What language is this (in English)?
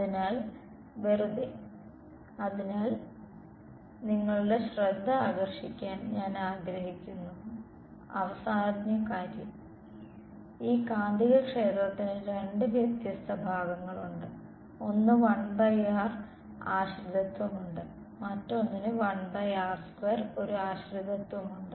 Malayalam